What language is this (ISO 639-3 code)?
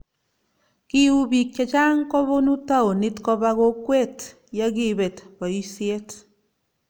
kln